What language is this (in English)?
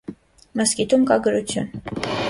Armenian